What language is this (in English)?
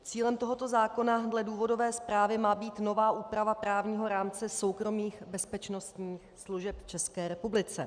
Czech